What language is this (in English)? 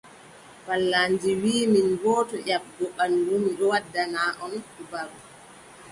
Adamawa Fulfulde